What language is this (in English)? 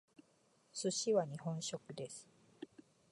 Japanese